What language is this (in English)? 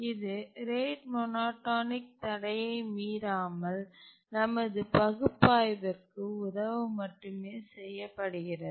Tamil